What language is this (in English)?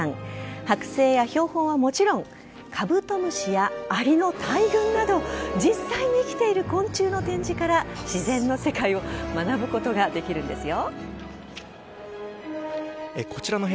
Japanese